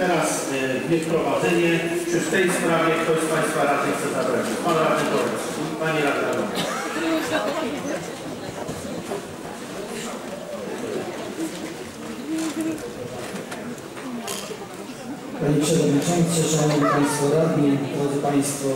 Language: Polish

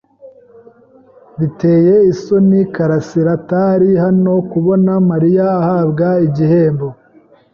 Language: Kinyarwanda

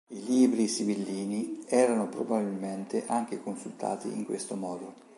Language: Italian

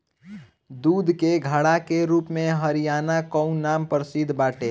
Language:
Bhojpuri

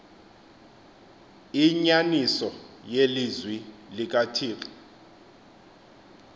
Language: Xhosa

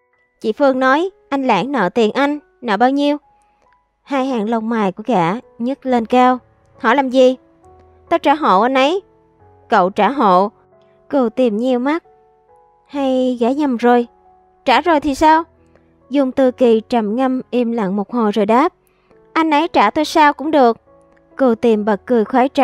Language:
Vietnamese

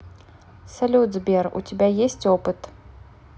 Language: Russian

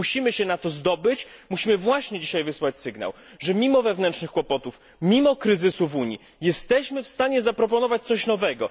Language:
Polish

